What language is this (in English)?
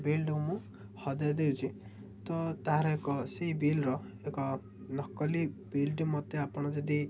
Odia